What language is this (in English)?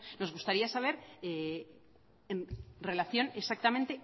Spanish